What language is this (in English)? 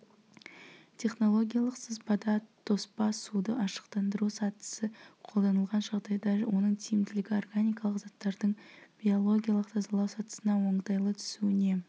Kazakh